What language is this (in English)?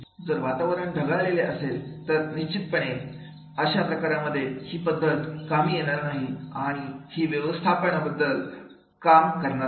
Marathi